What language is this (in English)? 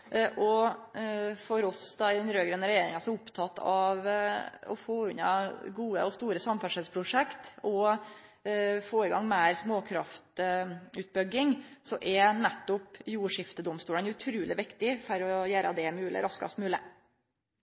Norwegian Nynorsk